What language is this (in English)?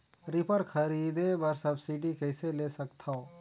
Chhattisgarhi